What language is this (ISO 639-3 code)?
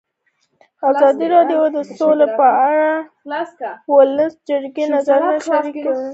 pus